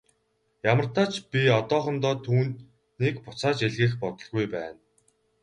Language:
Mongolian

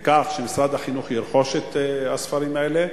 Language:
Hebrew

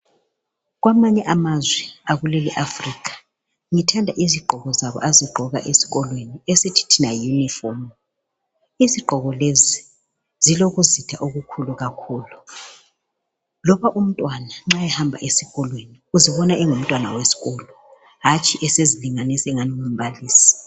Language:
North Ndebele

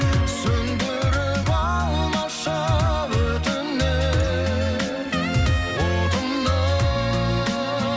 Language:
Kazakh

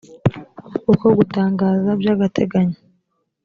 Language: Kinyarwanda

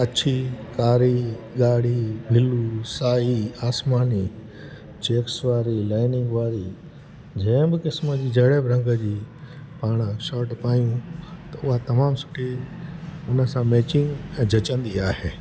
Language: Sindhi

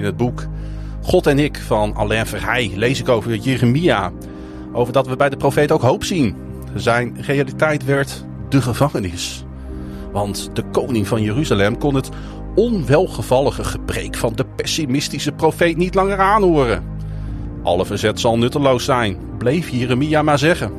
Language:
Dutch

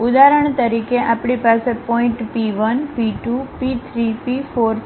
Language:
Gujarati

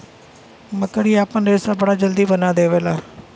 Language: Bhojpuri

